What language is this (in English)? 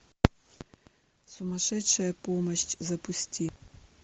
Russian